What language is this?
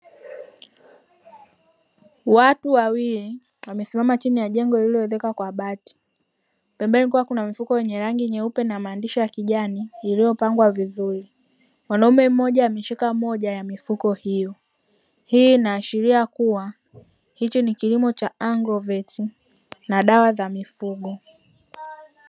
Swahili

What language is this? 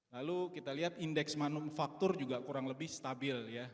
Indonesian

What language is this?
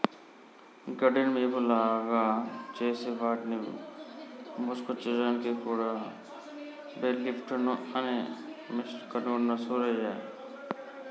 Telugu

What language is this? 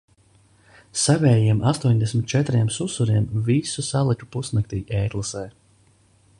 Latvian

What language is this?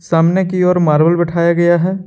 Hindi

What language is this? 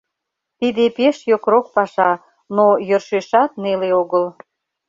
Mari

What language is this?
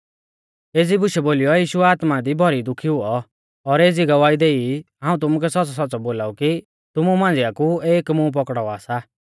Mahasu Pahari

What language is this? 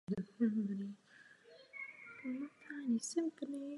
Czech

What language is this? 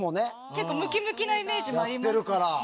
Japanese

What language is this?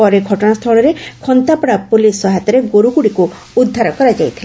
Odia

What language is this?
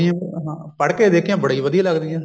Punjabi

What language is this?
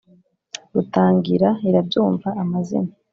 Kinyarwanda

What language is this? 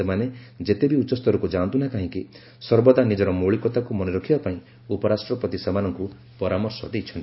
Odia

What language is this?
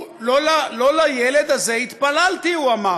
Hebrew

